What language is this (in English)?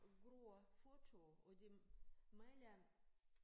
Danish